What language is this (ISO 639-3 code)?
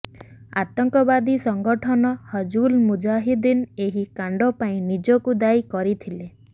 ori